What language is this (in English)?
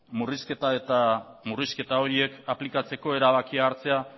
Basque